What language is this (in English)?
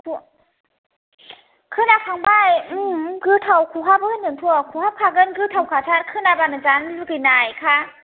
Bodo